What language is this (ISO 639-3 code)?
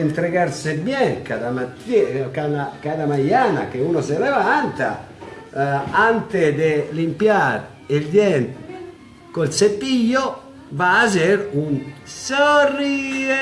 ita